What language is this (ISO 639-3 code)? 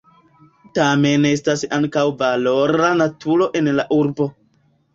epo